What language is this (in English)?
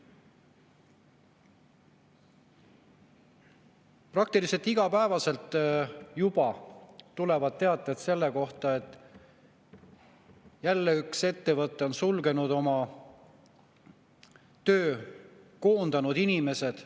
Estonian